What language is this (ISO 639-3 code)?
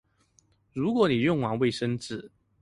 zho